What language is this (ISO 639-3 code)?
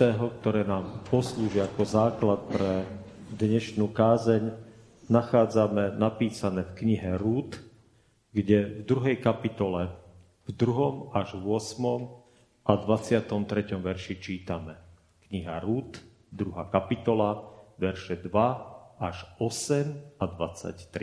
slk